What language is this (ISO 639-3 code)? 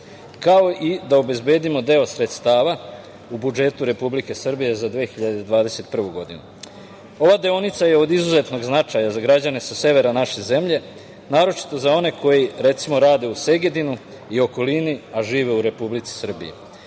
srp